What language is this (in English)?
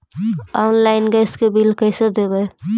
Magahi